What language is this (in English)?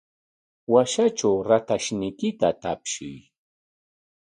Corongo Ancash Quechua